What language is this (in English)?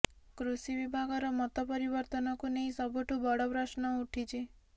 Odia